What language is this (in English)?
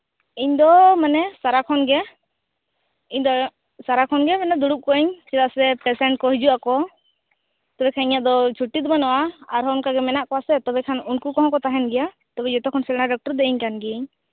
Santali